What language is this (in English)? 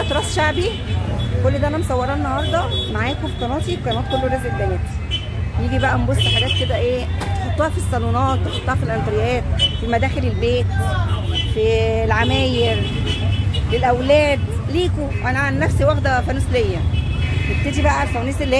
Arabic